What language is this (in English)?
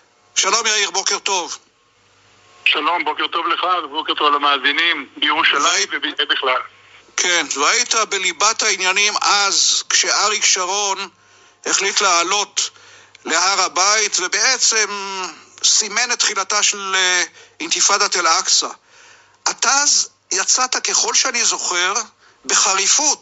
Hebrew